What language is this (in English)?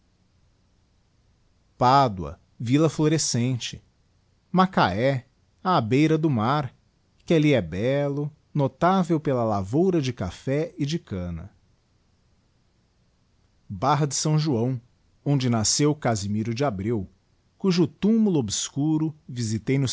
Portuguese